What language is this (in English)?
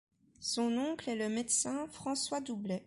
French